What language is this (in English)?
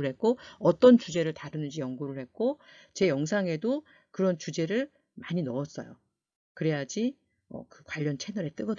Korean